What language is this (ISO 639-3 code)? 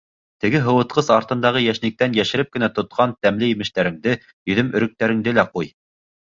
bak